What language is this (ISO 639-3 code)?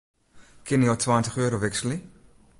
fry